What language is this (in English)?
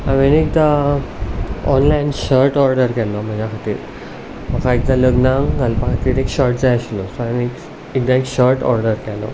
Konkani